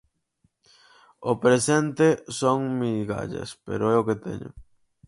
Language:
Galician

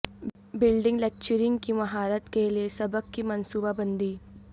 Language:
Urdu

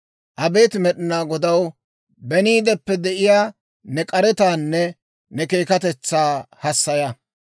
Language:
Dawro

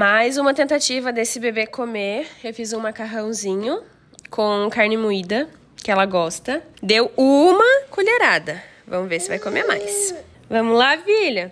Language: Portuguese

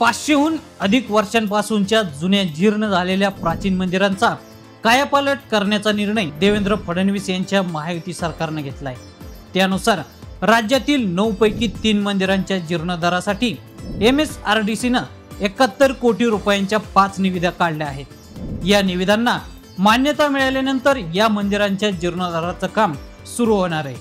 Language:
Marathi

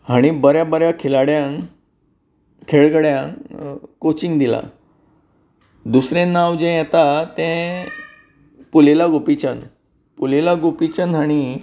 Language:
Konkani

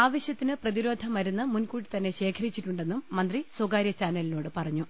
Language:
Malayalam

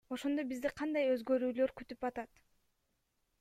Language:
Kyrgyz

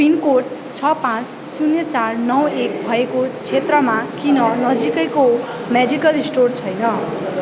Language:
Nepali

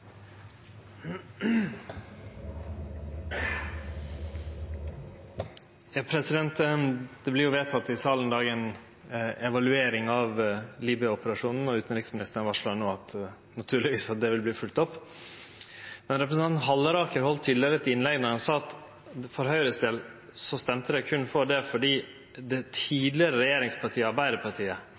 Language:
Norwegian Nynorsk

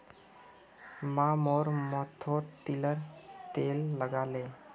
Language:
Magahi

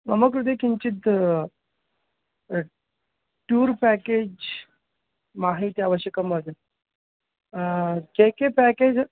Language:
Sanskrit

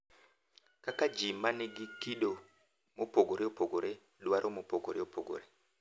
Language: Luo (Kenya and Tanzania)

